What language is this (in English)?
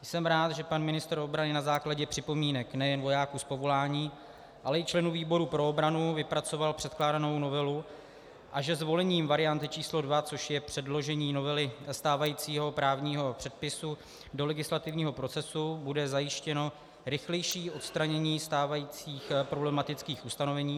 Czech